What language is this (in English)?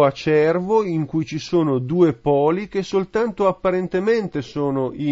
Italian